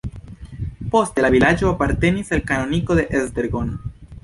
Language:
Esperanto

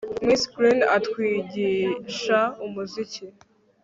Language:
Kinyarwanda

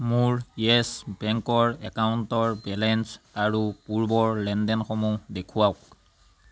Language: Assamese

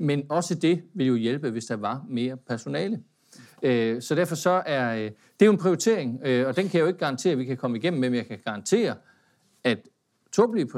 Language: Danish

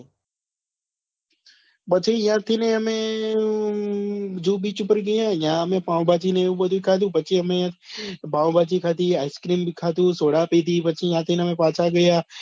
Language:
Gujarati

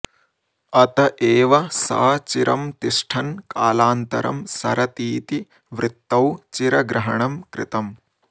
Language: Sanskrit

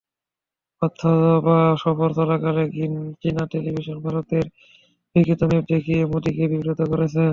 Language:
Bangla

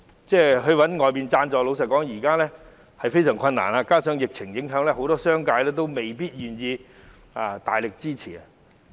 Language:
Cantonese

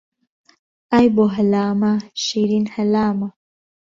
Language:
Central Kurdish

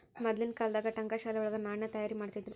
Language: Kannada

